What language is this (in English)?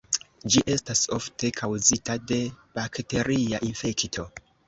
Esperanto